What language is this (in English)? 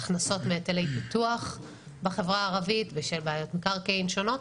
Hebrew